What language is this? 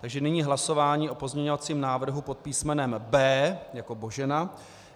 Czech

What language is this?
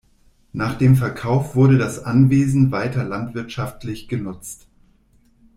German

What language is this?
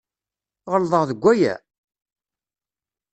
Kabyle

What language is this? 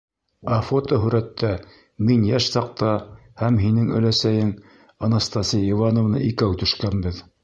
Bashkir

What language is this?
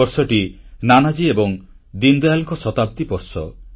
Odia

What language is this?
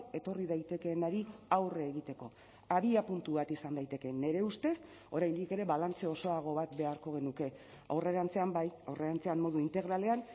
Basque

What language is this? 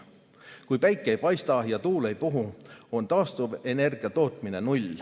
Estonian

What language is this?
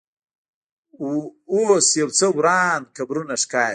Pashto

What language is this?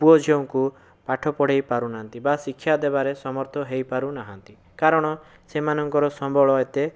Odia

